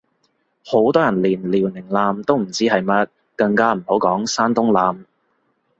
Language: Cantonese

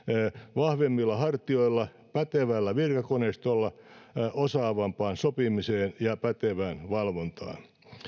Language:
Finnish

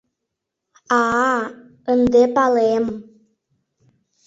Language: Mari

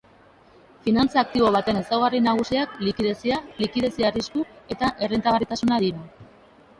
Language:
Basque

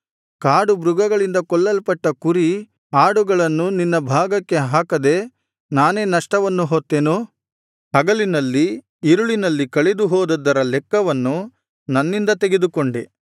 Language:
Kannada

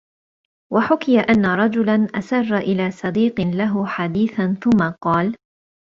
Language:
Arabic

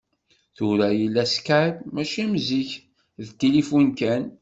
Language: Kabyle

